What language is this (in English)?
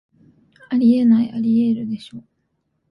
Japanese